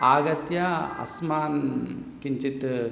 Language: Sanskrit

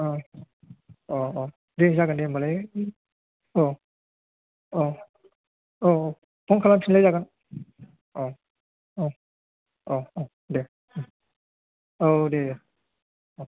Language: Bodo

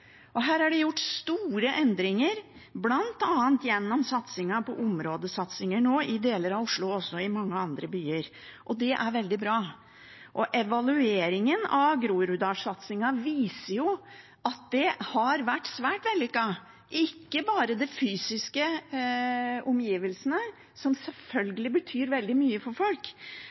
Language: Norwegian Bokmål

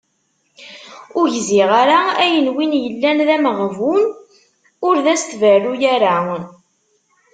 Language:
Kabyle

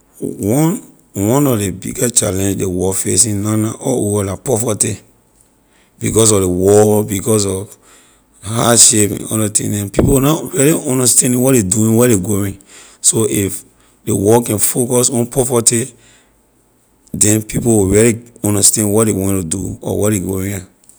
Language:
Liberian English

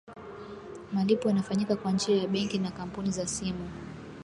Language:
Swahili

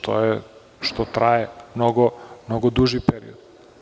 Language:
Serbian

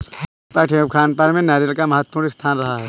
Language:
Hindi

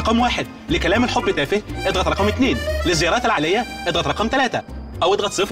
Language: Arabic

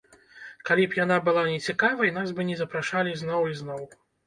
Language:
Belarusian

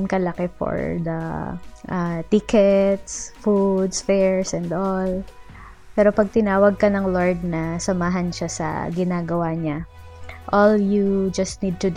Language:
Filipino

